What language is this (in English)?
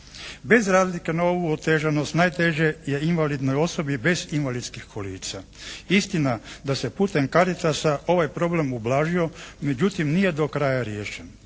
Croatian